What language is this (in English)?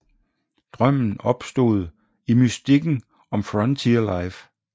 Danish